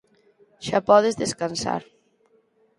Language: Galician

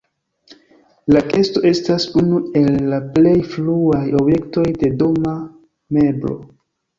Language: Esperanto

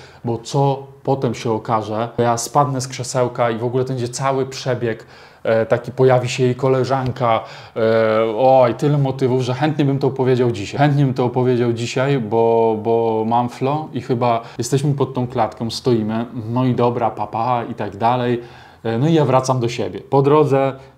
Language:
Polish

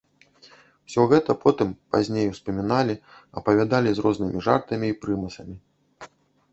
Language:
Belarusian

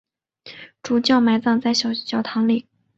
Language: Chinese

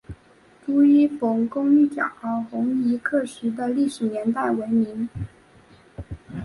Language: Chinese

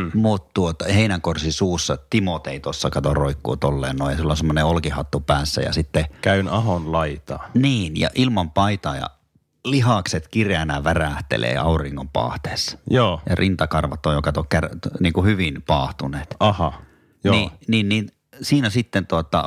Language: Finnish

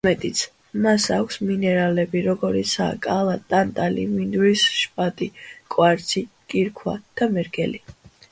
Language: Georgian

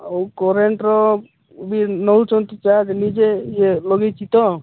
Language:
Odia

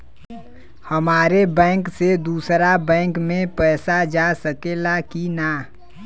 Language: Bhojpuri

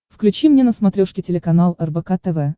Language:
Russian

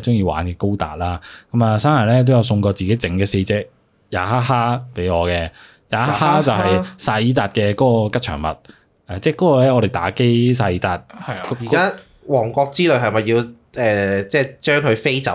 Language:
Chinese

